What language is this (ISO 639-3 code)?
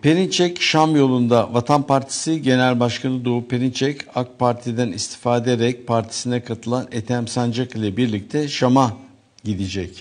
tur